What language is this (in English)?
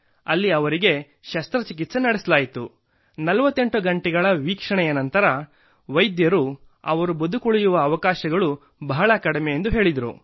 Kannada